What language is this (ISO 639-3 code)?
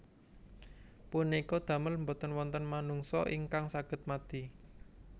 jav